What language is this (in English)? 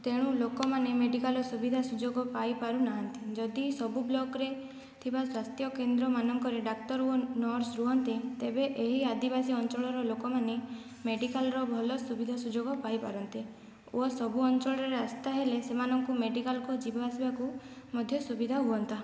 Odia